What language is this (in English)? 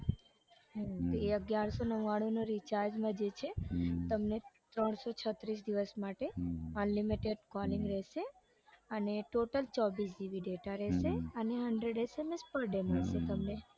Gujarati